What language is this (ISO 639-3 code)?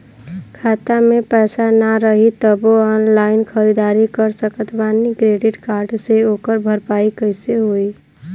bho